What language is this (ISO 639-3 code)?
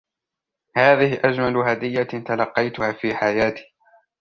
ara